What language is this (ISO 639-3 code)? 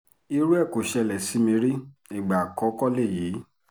yor